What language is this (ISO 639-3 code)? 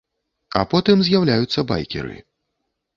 bel